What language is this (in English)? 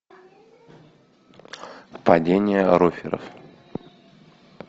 Russian